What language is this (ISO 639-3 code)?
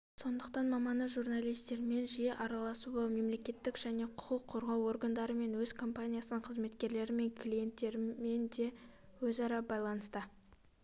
kaz